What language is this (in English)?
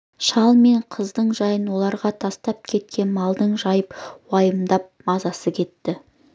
Kazakh